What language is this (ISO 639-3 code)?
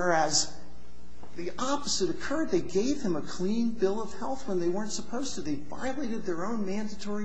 eng